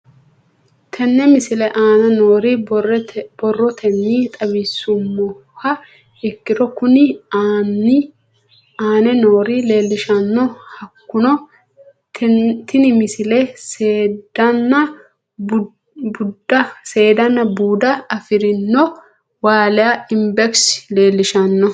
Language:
Sidamo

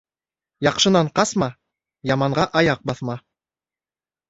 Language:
Bashkir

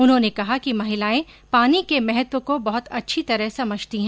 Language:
Hindi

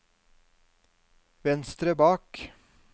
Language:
Norwegian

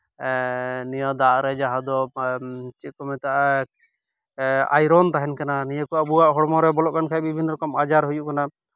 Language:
Santali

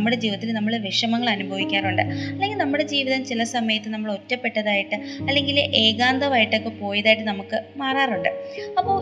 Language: Malayalam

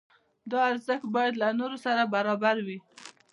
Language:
Pashto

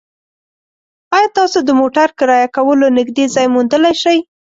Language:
Pashto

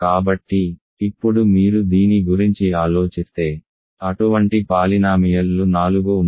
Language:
Telugu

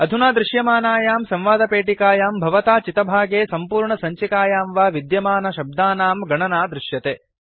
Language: Sanskrit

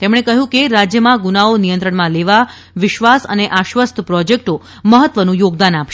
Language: Gujarati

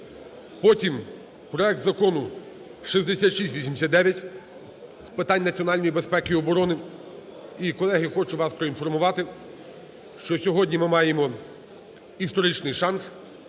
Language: Ukrainian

